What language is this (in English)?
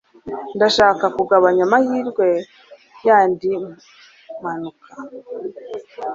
Kinyarwanda